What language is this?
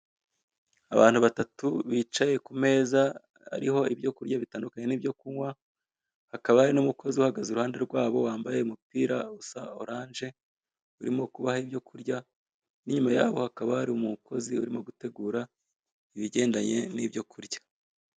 Kinyarwanda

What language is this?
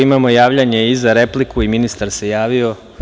Serbian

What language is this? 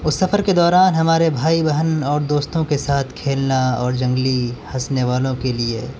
Urdu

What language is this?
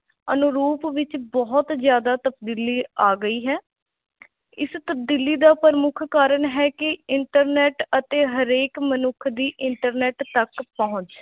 Punjabi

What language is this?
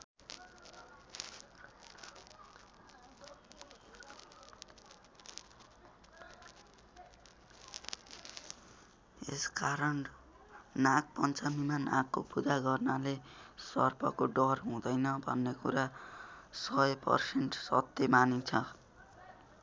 Nepali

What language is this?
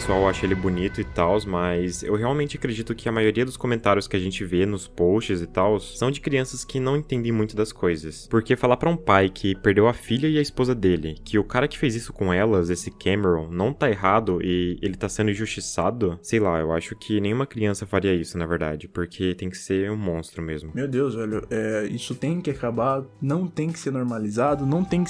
Portuguese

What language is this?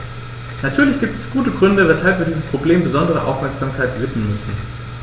German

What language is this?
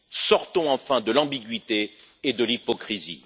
French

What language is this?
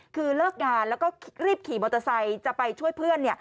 Thai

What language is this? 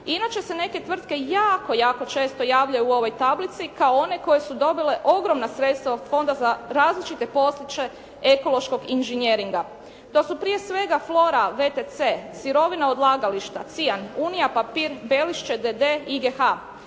Croatian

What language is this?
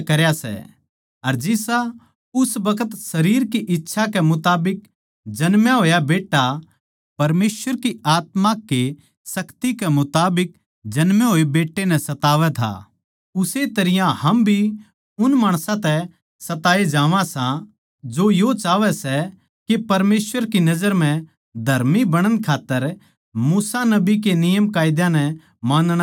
Haryanvi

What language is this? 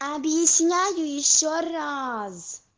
Russian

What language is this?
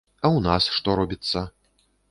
Belarusian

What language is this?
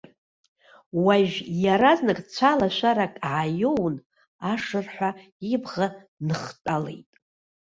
Abkhazian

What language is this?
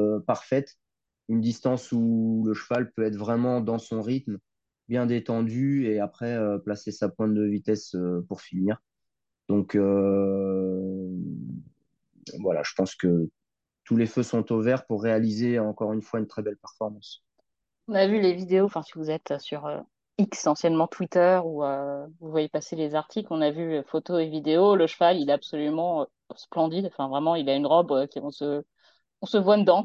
French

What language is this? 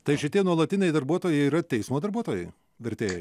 Lithuanian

